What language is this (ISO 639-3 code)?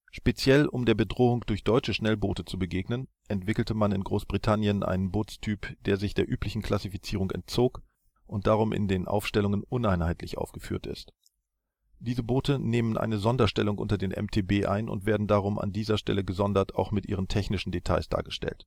deu